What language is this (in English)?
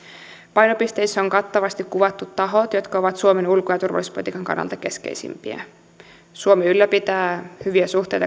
Finnish